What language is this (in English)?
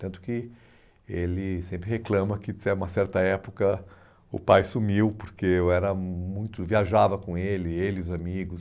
Portuguese